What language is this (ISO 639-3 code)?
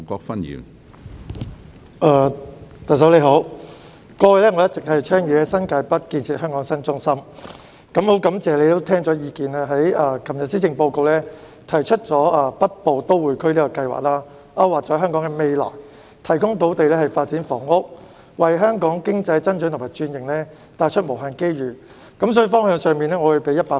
yue